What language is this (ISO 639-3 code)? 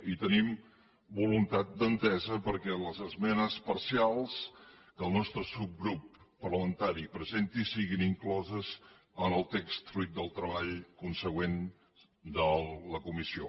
cat